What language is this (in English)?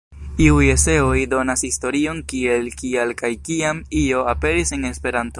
Esperanto